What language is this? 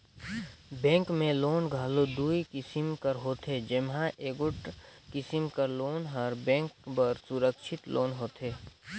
Chhattisgarhi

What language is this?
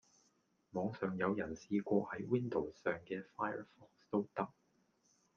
Cantonese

